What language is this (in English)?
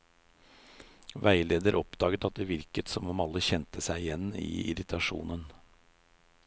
Norwegian